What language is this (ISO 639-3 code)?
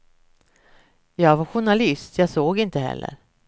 swe